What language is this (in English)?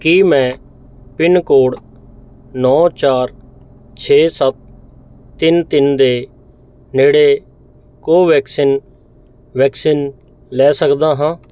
Punjabi